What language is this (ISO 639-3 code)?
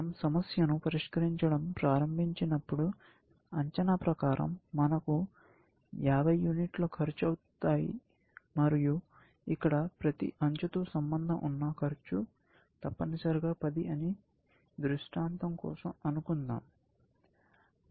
tel